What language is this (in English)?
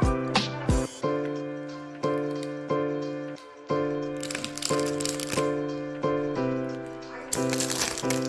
Korean